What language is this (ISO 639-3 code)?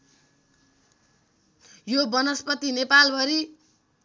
nep